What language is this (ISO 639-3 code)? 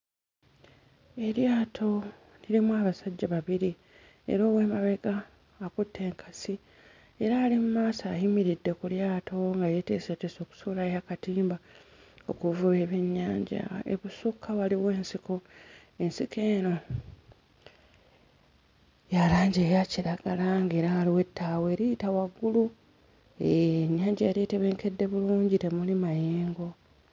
lug